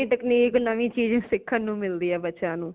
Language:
Punjabi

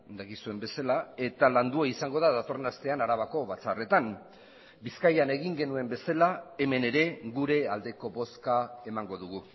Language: Basque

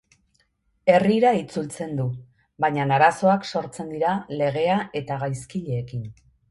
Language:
Basque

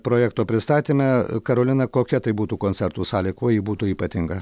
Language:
Lithuanian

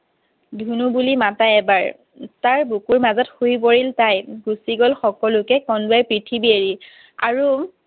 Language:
Assamese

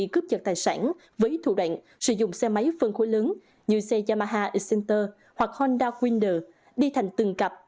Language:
Vietnamese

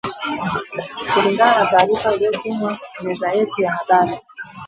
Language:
Swahili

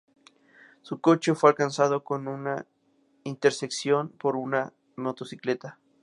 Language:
Spanish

